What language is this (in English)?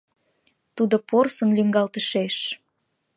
Mari